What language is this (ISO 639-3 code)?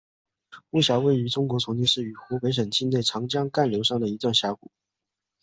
zho